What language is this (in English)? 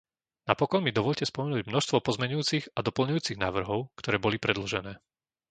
Slovak